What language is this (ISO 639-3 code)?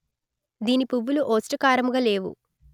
tel